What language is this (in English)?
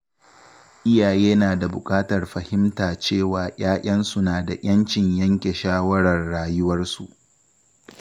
Hausa